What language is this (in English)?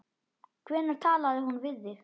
Icelandic